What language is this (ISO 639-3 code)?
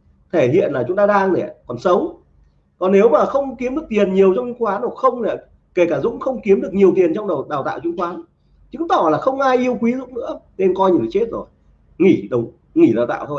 vie